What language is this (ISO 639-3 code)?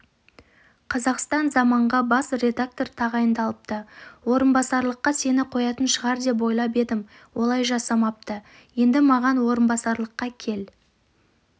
kaz